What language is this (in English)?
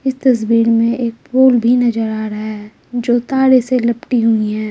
Hindi